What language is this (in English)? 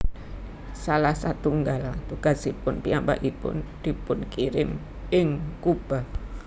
Javanese